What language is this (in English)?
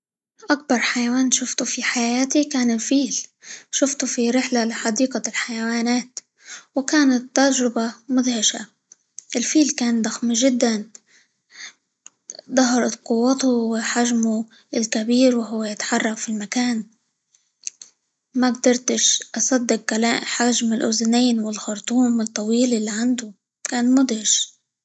Libyan Arabic